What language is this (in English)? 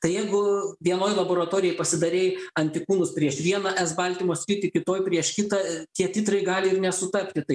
Lithuanian